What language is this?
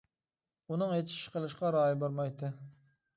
Uyghur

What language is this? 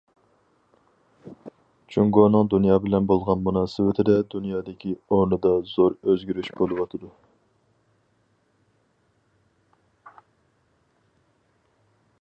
Uyghur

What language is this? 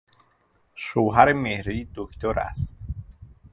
Persian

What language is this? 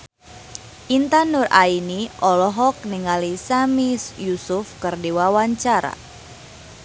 Sundanese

